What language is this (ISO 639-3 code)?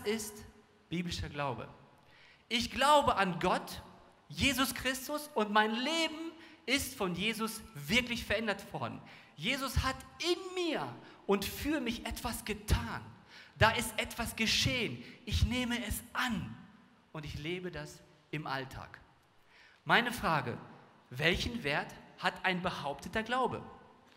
deu